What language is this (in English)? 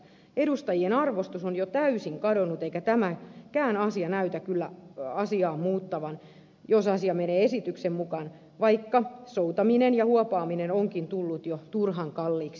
Finnish